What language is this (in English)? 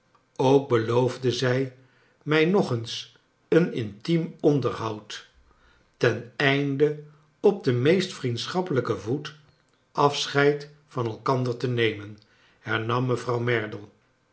Dutch